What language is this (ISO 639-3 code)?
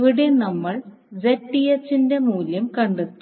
mal